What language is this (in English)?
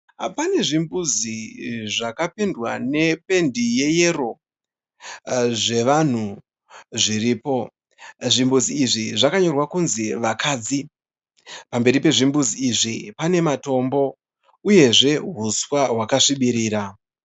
Shona